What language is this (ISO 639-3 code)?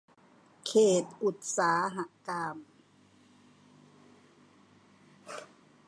tha